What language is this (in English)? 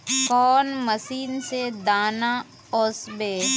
Magahi